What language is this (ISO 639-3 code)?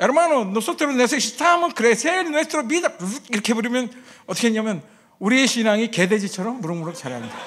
kor